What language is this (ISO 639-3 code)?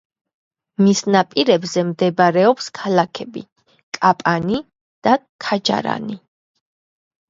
kat